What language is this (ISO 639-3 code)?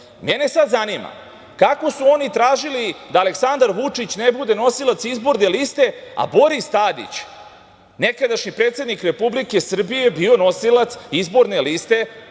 srp